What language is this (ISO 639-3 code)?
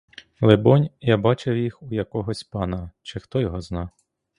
ukr